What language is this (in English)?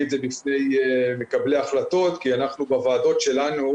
Hebrew